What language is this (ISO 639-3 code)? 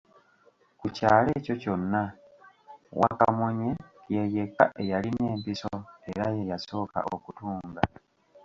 lug